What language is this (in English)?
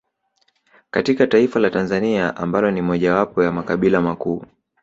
Swahili